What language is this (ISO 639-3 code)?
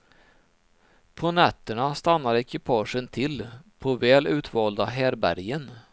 swe